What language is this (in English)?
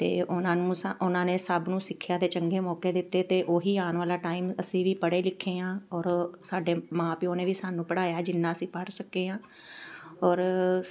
Punjabi